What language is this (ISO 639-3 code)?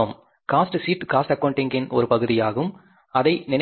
tam